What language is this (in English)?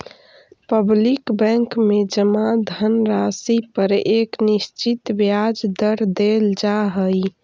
Magahi